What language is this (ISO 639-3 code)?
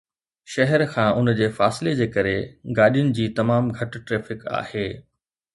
snd